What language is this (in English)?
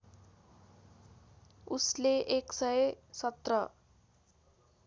Nepali